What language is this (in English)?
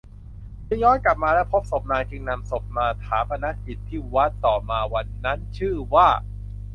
Thai